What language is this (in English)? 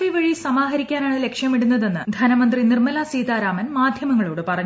Malayalam